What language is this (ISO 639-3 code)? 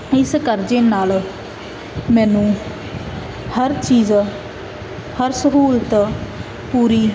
pan